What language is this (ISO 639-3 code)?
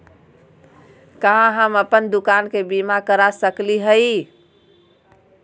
mag